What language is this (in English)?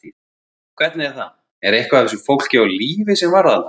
Icelandic